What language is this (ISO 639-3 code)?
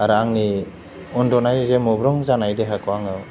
brx